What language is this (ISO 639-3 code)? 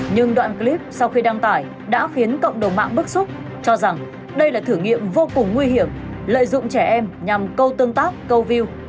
vie